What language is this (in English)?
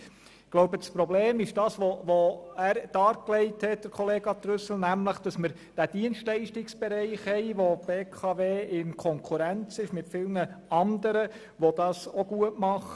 Swiss German